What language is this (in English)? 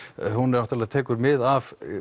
Icelandic